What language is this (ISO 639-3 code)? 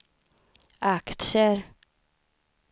swe